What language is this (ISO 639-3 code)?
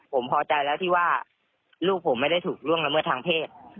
tha